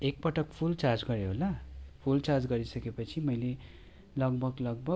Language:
Nepali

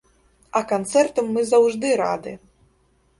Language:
Belarusian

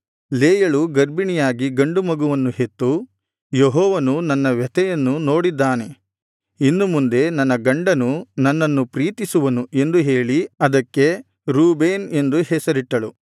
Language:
Kannada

